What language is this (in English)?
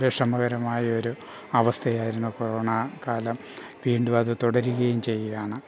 Malayalam